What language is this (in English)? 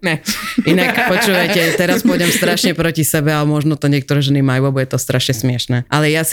Slovak